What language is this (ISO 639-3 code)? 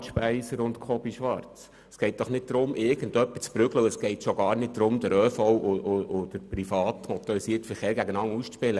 gsw